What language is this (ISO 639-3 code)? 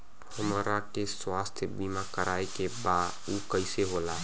bho